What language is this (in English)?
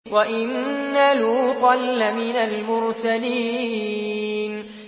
Arabic